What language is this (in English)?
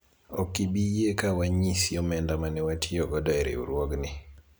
Luo (Kenya and Tanzania)